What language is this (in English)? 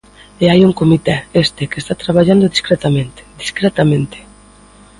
Galician